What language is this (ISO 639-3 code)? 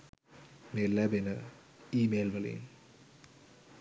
sin